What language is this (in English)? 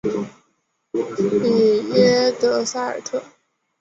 Chinese